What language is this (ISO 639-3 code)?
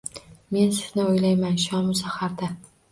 uzb